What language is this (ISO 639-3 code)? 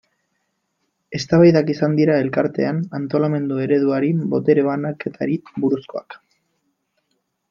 eus